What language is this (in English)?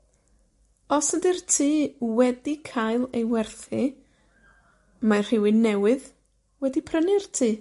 Welsh